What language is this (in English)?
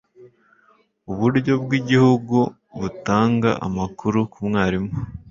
Kinyarwanda